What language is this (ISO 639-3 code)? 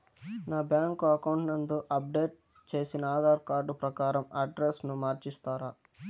tel